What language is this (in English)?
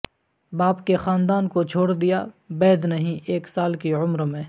Urdu